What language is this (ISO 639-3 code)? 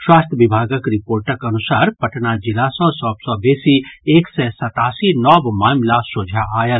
mai